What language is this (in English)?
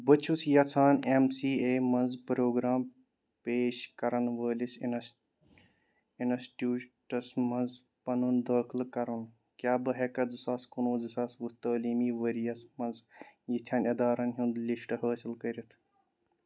Kashmiri